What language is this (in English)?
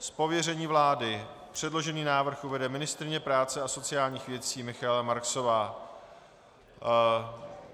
Czech